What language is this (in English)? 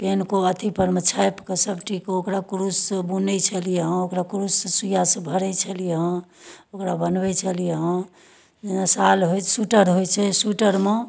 Maithili